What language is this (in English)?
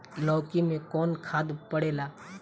Bhojpuri